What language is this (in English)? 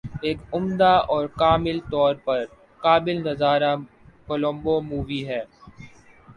Urdu